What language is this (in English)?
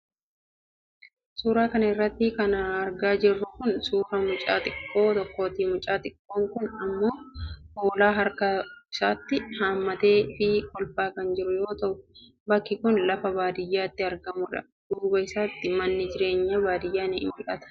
Oromo